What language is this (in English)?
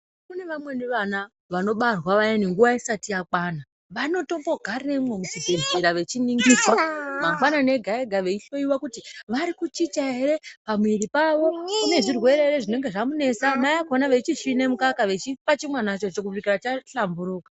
Ndau